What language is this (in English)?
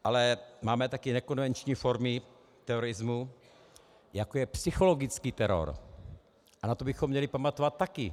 Czech